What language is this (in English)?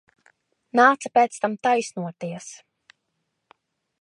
Latvian